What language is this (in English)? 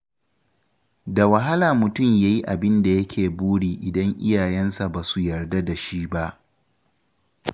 Hausa